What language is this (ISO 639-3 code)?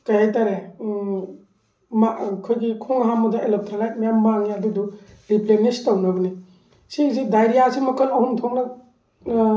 mni